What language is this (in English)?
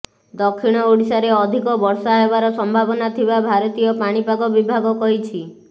Odia